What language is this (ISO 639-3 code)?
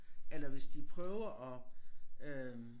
dan